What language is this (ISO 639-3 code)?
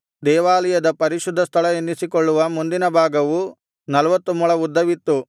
kan